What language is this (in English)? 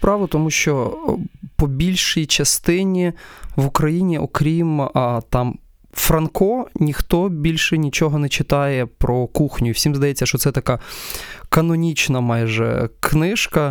Ukrainian